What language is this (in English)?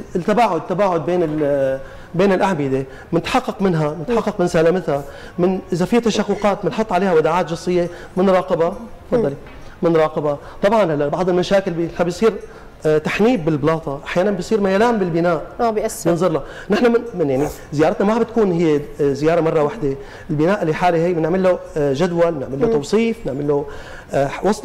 Arabic